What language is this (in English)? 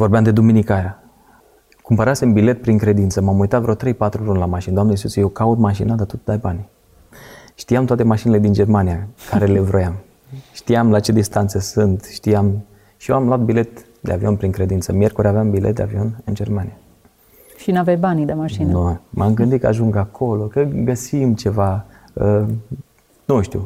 Romanian